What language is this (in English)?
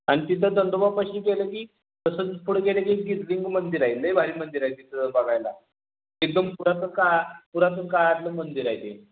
Marathi